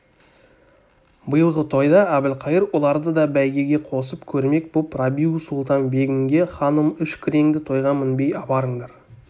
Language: Kazakh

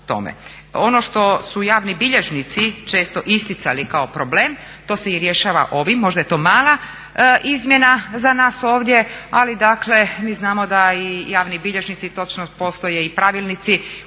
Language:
Croatian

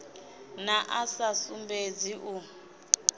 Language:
Venda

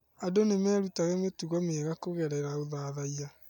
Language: Kikuyu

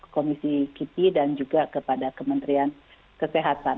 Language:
Indonesian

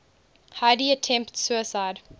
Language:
English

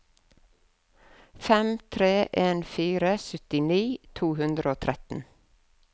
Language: Norwegian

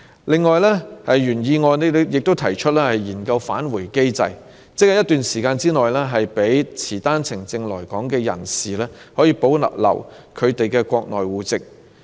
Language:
Cantonese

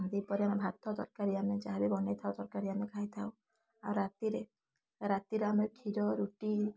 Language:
Odia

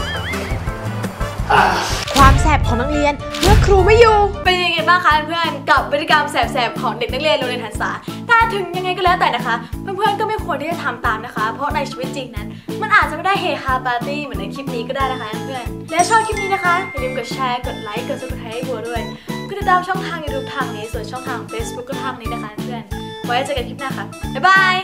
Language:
Thai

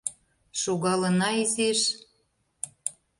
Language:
Mari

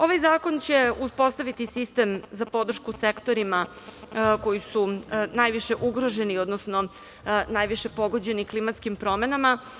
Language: Serbian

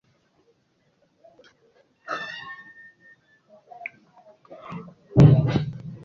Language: Igbo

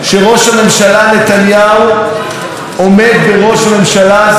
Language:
Hebrew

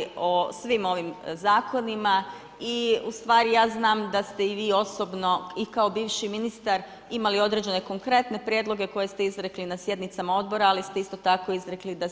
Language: Croatian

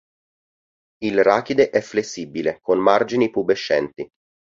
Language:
Italian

